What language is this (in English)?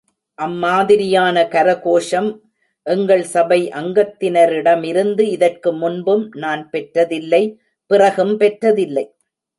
Tamil